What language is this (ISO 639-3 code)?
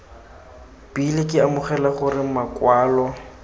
tsn